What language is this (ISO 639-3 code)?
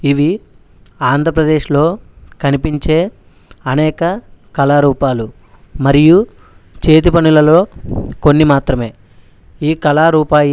tel